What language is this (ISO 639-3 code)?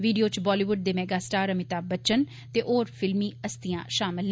doi